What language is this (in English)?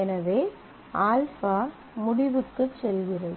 Tamil